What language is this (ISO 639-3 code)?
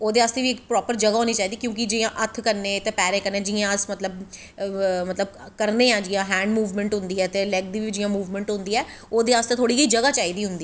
doi